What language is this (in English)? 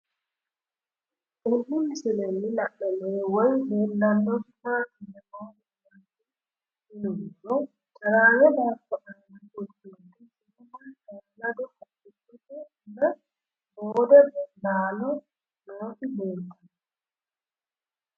Sidamo